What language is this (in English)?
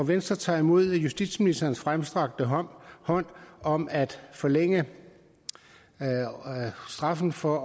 Danish